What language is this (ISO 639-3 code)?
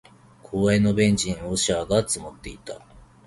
jpn